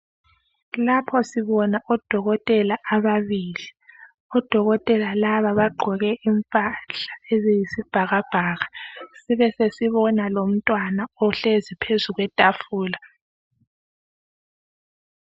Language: North Ndebele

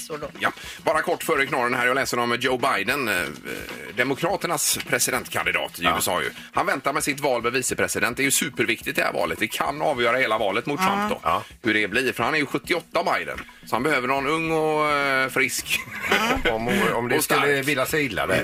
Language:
Swedish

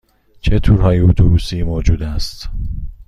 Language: Persian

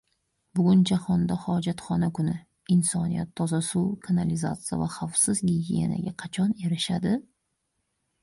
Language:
Uzbek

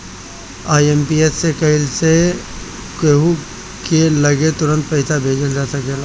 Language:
Bhojpuri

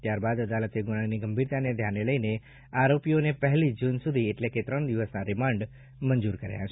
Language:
Gujarati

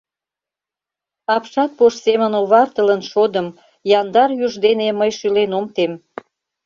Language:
Mari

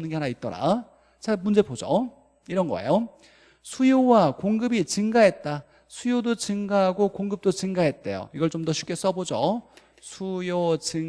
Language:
Korean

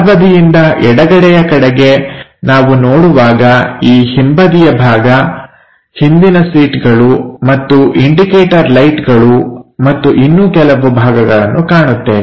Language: Kannada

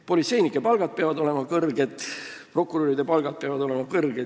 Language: Estonian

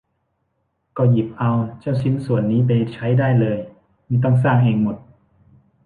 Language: Thai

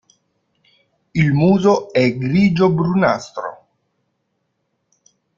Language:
Italian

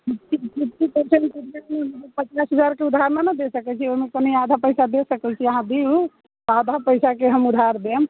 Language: Maithili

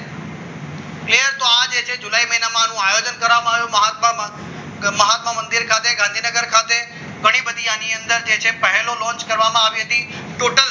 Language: Gujarati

